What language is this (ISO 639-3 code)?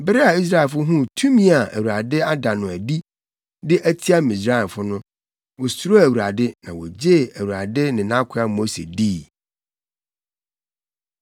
aka